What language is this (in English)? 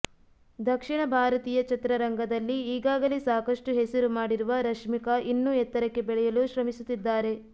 Kannada